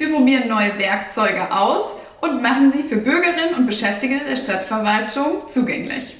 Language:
German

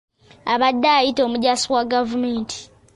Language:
Ganda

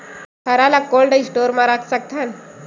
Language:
Chhattisgarhi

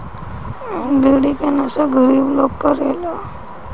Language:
Bhojpuri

